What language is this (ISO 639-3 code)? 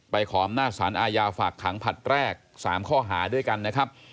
tha